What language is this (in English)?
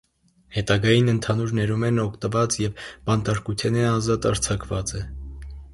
Armenian